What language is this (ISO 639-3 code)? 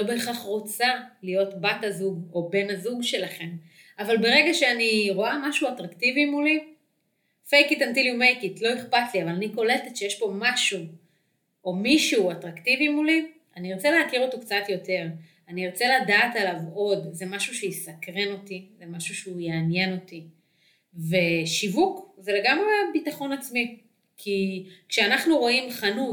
heb